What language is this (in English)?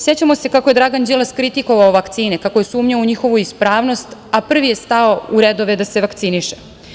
Serbian